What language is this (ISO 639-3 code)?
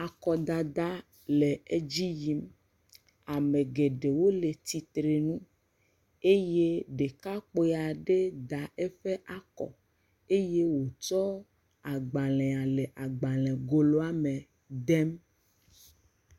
ewe